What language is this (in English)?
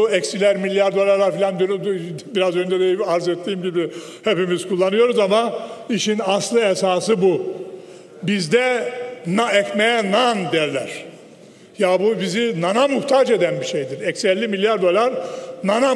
Turkish